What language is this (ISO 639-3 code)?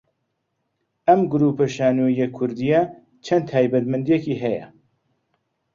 ckb